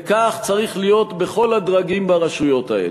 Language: Hebrew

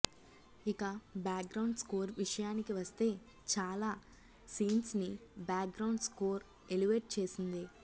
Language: Telugu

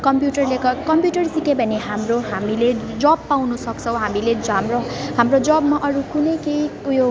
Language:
Nepali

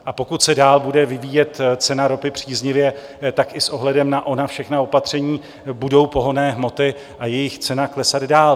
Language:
Czech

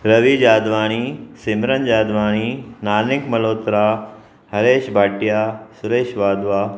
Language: Sindhi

